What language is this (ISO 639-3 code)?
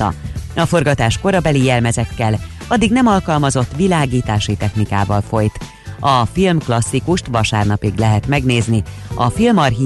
hun